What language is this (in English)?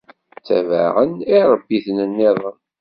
Kabyle